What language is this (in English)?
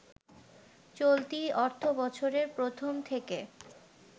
Bangla